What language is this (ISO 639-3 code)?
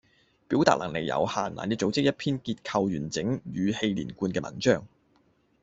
yue